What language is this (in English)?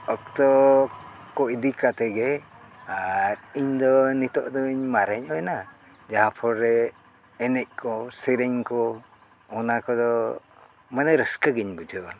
Santali